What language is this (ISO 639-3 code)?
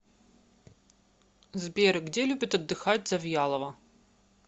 rus